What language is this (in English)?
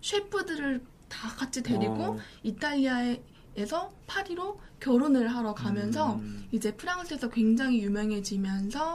Korean